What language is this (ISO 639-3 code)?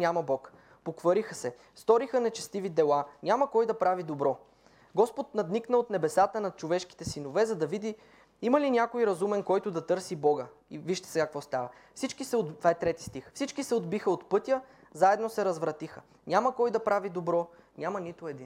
bul